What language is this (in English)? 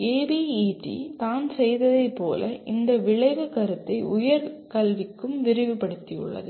Tamil